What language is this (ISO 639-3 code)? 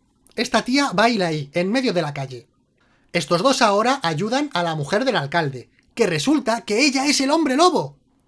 spa